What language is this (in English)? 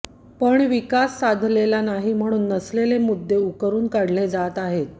Marathi